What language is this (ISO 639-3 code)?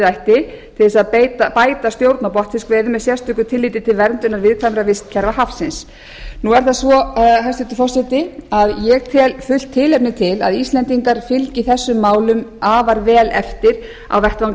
isl